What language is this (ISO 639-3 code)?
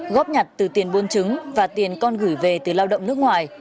vie